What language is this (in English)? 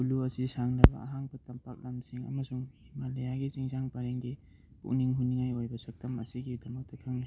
Manipuri